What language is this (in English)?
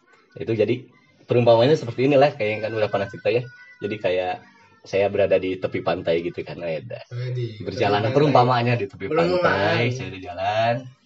Indonesian